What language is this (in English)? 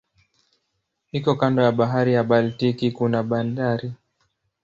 Swahili